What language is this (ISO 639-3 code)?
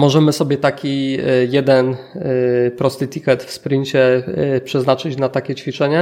pol